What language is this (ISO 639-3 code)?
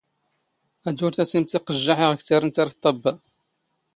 zgh